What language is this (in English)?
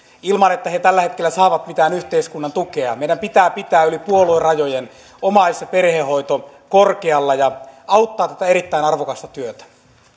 Finnish